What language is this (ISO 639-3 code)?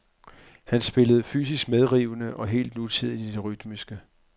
dan